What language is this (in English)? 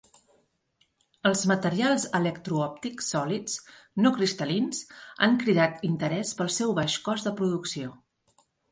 Catalan